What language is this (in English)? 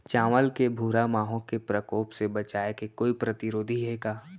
Chhattisgarhi